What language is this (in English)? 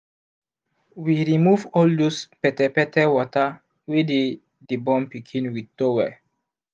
Nigerian Pidgin